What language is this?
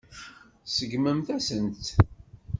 Kabyle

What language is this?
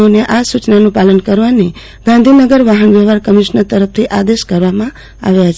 Gujarati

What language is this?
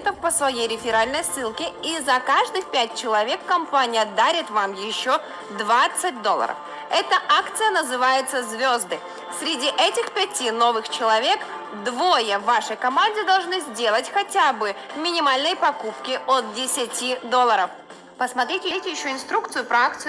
Russian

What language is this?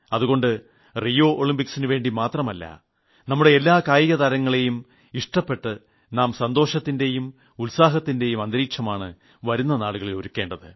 Malayalam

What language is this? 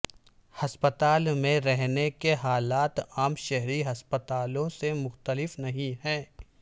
Urdu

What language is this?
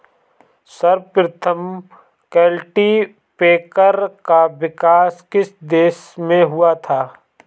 Hindi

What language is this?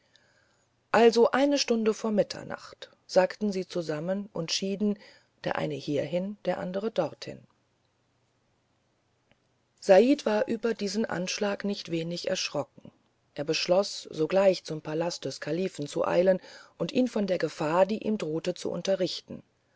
German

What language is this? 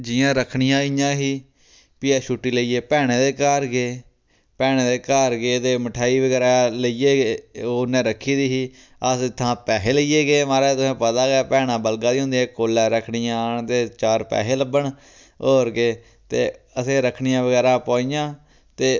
Dogri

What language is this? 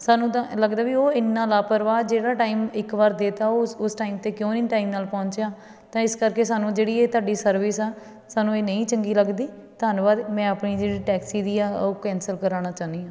Punjabi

